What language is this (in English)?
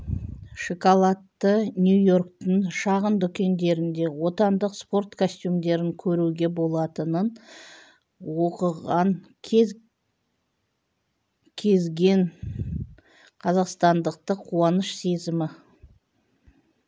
Kazakh